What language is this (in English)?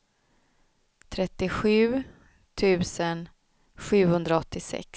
Swedish